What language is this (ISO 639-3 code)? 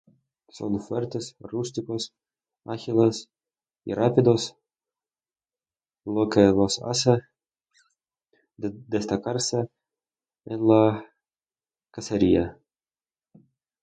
spa